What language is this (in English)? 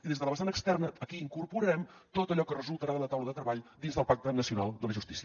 Catalan